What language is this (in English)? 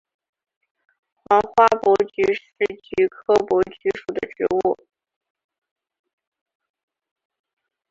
Chinese